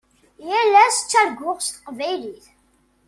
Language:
Kabyle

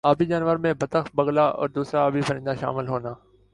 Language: Urdu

